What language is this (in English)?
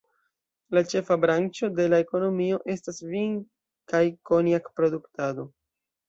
Esperanto